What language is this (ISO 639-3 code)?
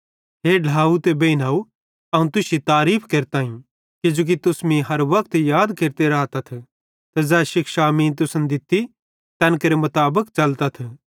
bhd